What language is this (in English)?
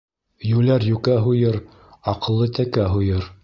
Bashkir